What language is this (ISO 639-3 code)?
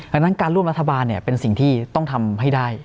tha